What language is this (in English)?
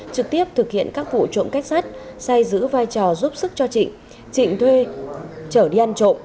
Vietnamese